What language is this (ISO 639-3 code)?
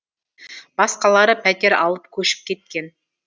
kaz